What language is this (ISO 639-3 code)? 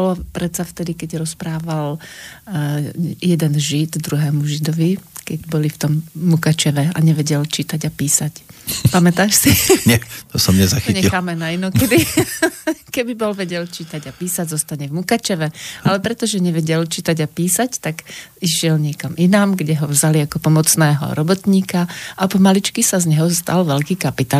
slk